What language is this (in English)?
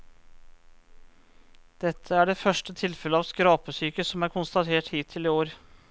Norwegian